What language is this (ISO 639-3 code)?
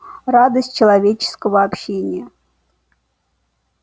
rus